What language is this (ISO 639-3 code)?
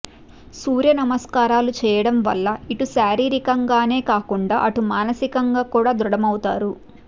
tel